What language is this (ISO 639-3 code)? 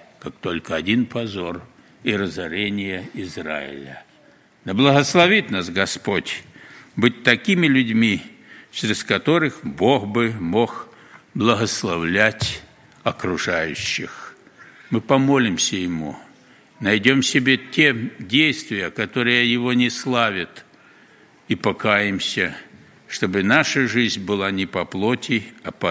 rus